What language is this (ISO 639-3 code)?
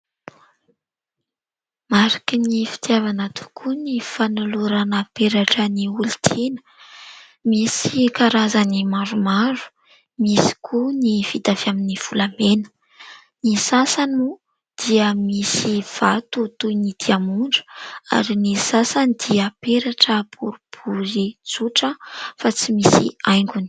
mlg